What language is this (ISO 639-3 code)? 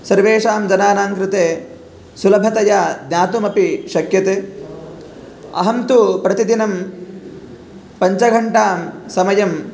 san